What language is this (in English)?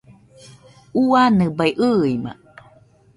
Nüpode Huitoto